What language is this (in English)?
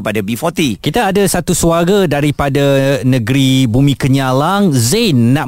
Malay